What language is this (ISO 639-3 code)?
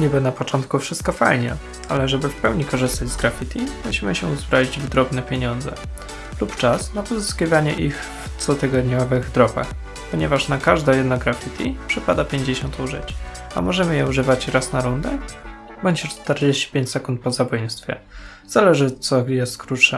pol